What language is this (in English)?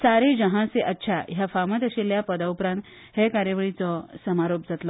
Konkani